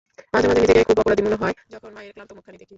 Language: Bangla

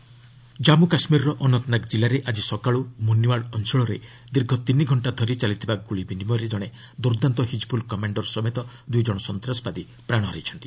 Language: Odia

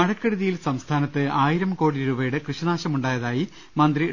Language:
Malayalam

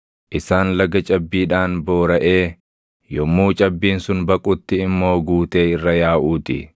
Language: Oromo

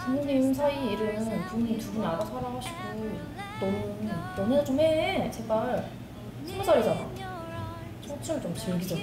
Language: Korean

